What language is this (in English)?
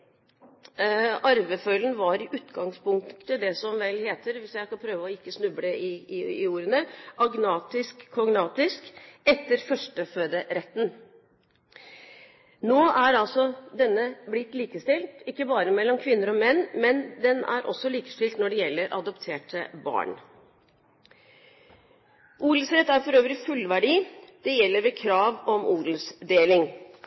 Norwegian Bokmål